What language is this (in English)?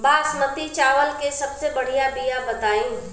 Bhojpuri